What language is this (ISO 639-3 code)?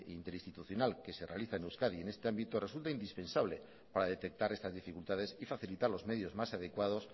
spa